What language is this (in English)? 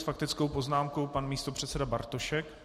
Czech